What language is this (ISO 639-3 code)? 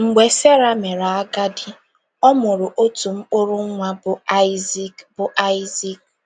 ibo